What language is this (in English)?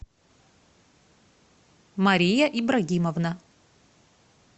Russian